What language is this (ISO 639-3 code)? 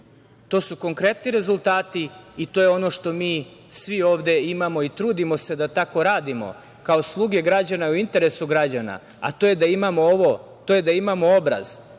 srp